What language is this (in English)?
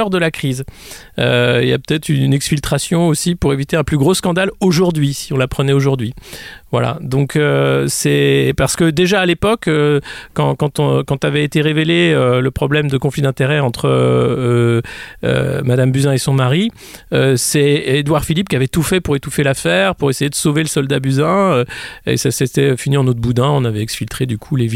French